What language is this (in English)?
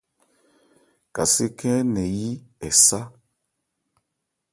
Ebrié